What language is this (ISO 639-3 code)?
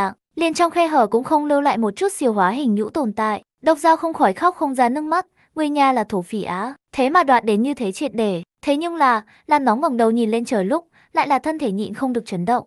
vie